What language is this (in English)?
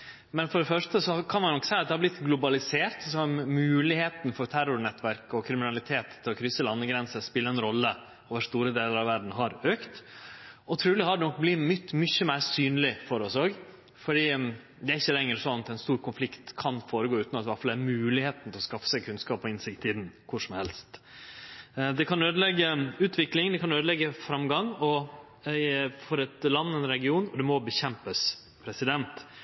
Norwegian Nynorsk